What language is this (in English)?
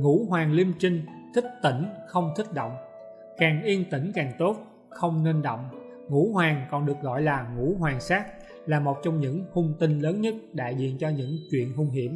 Vietnamese